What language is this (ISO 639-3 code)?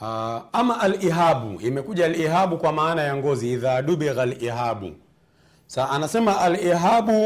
swa